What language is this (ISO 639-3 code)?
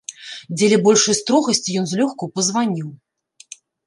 bel